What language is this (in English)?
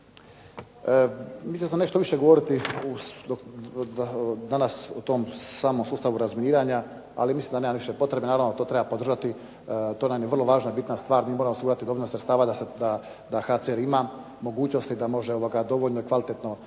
Croatian